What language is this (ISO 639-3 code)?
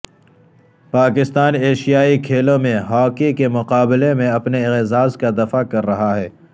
urd